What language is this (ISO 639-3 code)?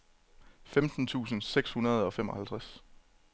dan